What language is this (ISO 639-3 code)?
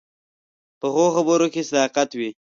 pus